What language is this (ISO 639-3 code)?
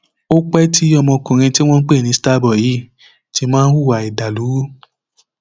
yor